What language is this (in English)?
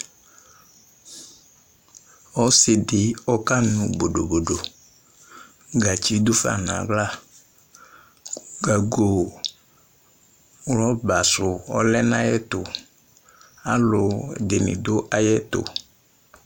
Ikposo